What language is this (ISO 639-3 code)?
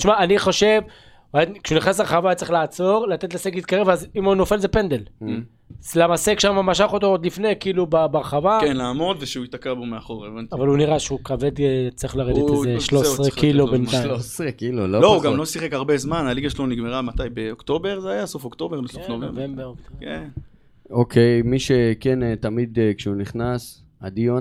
heb